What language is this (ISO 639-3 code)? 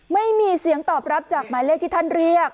tha